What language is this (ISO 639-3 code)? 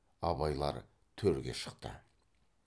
kaz